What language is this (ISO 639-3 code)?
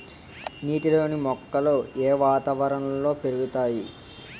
tel